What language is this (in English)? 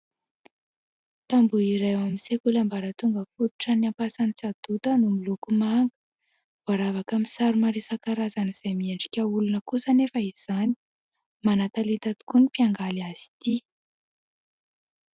Malagasy